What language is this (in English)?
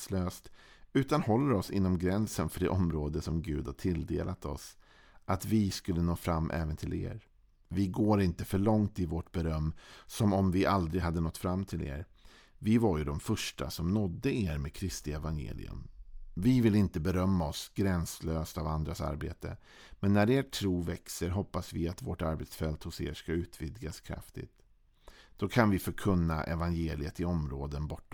Swedish